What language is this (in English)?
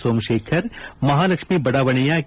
Kannada